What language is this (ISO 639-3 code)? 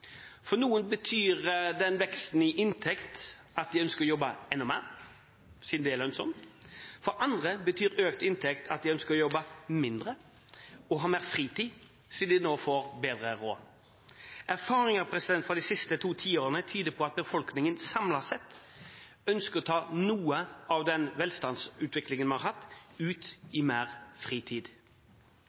nob